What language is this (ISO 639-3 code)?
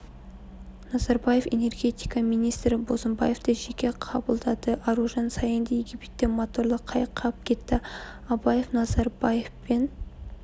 kaz